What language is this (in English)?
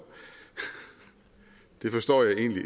Danish